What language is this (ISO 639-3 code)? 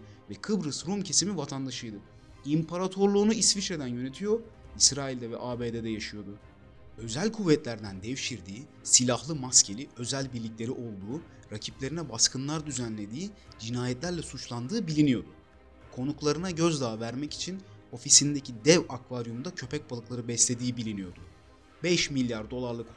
tur